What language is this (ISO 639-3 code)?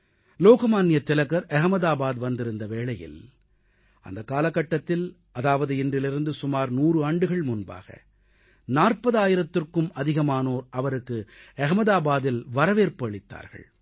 tam